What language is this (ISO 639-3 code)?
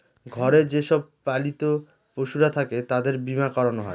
ben